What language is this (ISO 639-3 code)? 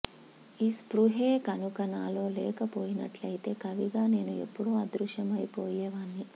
tel